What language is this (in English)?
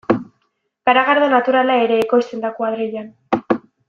Basque